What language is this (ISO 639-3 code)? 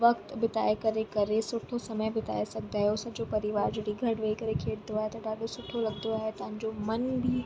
snd